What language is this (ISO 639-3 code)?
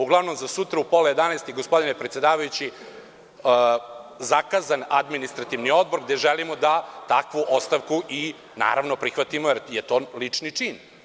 srp